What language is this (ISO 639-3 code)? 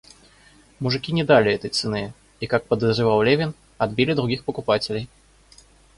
rus